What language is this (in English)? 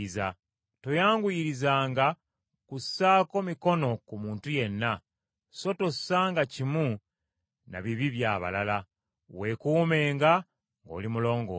Ganda